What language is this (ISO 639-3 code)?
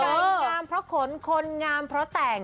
tha